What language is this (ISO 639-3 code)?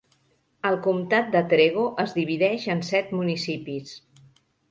cat